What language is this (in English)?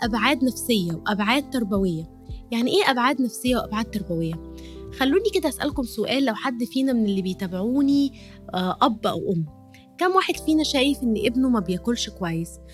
Arabic